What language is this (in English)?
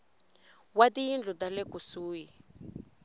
Tsonga